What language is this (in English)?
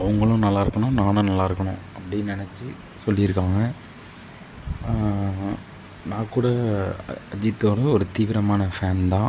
Tamil